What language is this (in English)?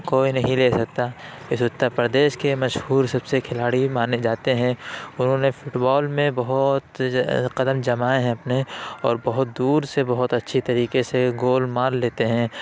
Urdu